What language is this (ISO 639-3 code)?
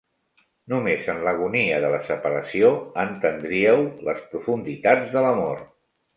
cat